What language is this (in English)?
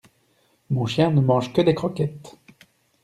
French